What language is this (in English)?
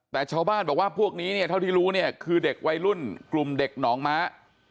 Thai